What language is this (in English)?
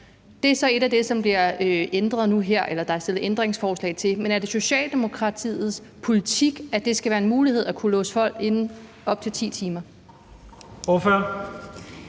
Danish